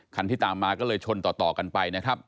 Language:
Thai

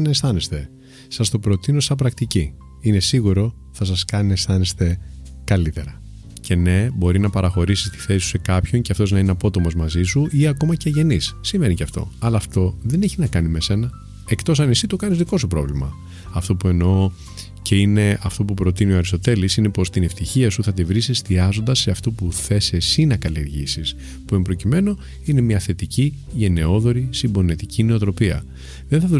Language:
Greek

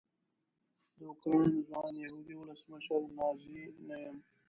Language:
Pashto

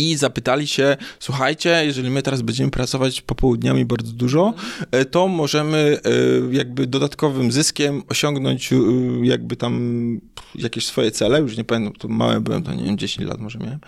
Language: Polish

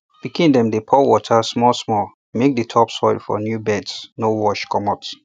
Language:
Nigerian Pidgin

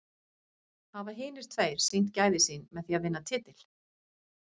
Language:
Icelandic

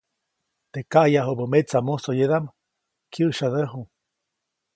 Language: Copainalá Zoque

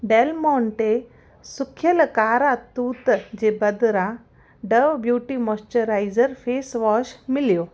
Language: Sindhi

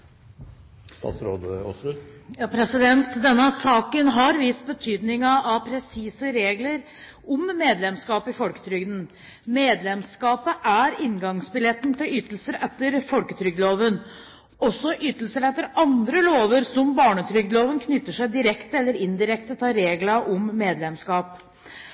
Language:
Norwegian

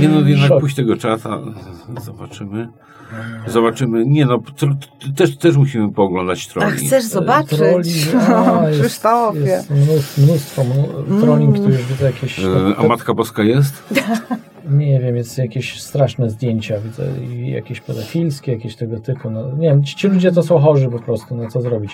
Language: Polish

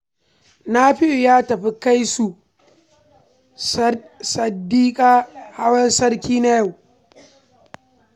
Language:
Hausa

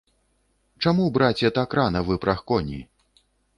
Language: Belarusian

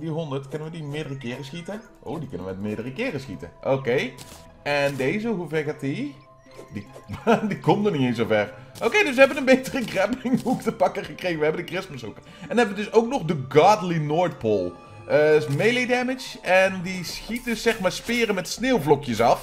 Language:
Dutch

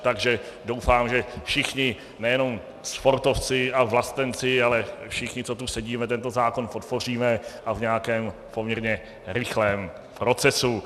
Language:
Czech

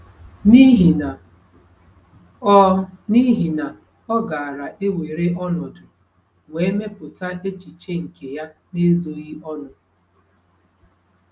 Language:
Igbo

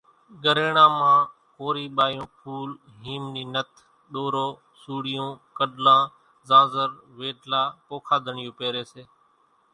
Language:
Kachi Koli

